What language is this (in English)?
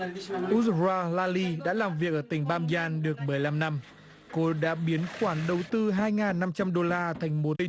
Vietnamese